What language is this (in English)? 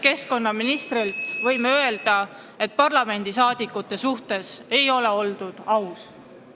Estonian